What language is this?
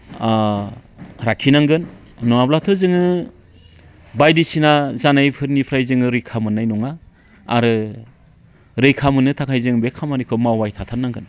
Bodo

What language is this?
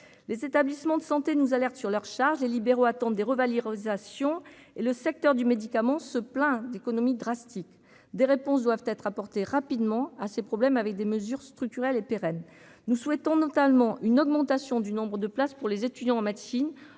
French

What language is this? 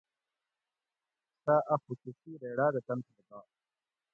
Gawri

